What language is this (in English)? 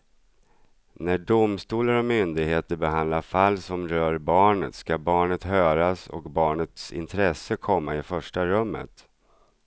Swedish